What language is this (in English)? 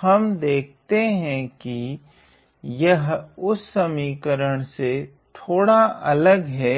Hindi